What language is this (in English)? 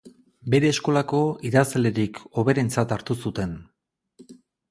Basque